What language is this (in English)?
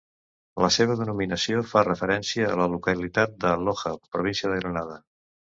Catalan